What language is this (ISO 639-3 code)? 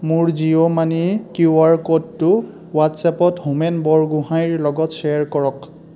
asm